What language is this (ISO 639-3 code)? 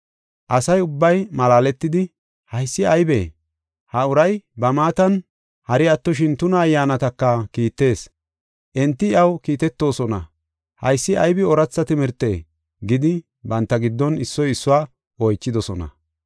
gof